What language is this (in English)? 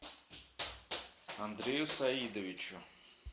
Russian